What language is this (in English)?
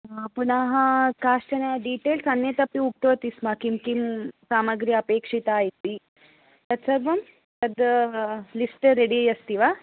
Sanskrit